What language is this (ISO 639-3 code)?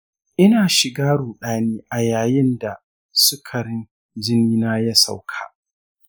hau